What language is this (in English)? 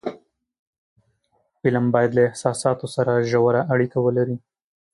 Pashto